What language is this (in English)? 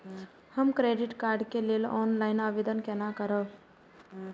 Maithili